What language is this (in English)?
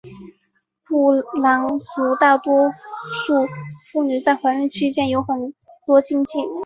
Chinese